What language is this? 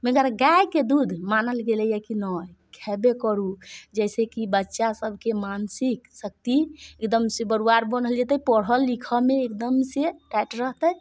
Maithili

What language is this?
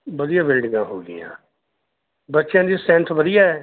Punjabi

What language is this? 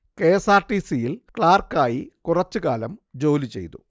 Malayalam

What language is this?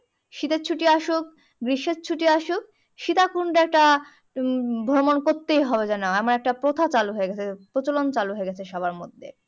Bangla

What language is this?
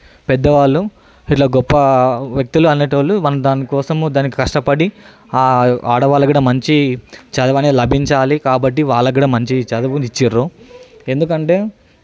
Telugu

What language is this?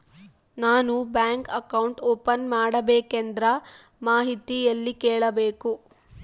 Kannada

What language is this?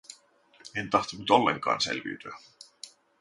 Finnish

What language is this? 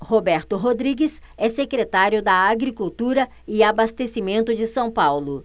Portuguese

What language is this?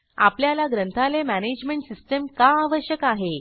Marathi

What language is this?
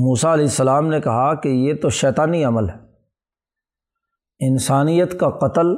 Urdu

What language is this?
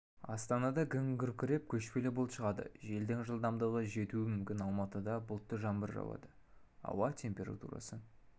Kazakh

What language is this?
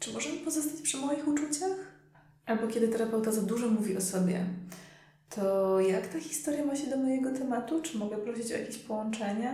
Polish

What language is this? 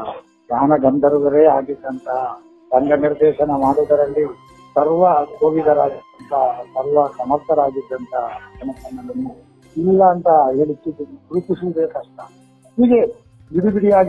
Kannada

